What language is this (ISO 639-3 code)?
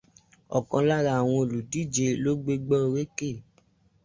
yor